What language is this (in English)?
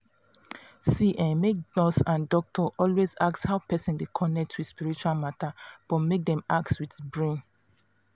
Nigerian Pidgin